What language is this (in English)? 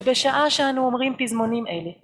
Hebrew